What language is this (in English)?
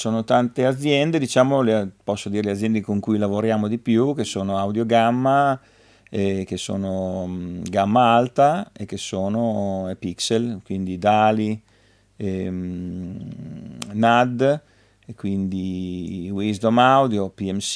Italian